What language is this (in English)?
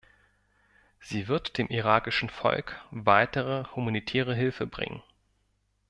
German